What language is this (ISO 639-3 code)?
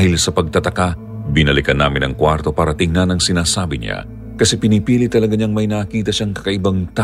fil